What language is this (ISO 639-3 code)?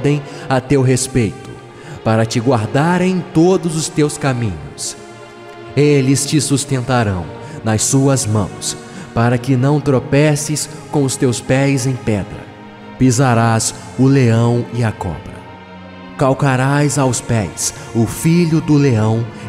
por